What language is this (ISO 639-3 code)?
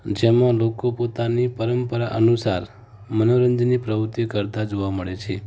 guj